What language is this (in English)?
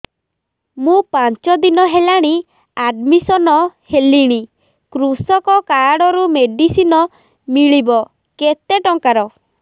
Odia